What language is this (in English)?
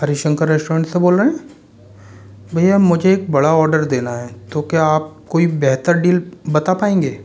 Hindi